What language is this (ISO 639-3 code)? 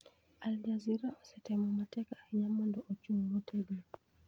luo